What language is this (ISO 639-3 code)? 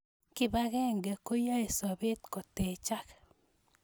kln